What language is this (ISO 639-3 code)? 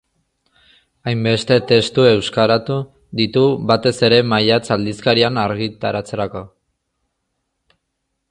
eus